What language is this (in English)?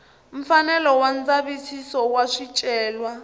Tsonga